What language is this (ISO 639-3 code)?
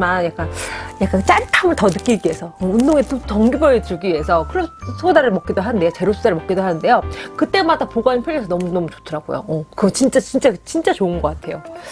kor